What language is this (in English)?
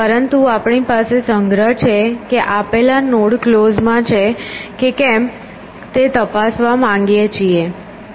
Gujarati